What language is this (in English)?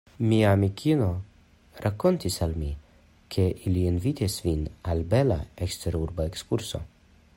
Esperanto